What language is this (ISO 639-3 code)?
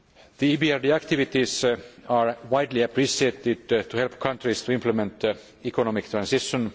eng